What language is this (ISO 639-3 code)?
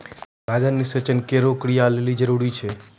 mai